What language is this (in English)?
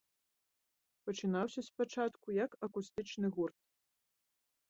Belarusian